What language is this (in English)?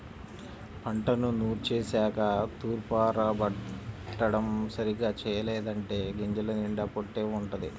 Telugu